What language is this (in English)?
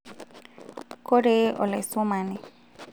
Masai